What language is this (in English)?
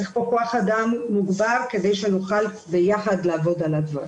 Hebrew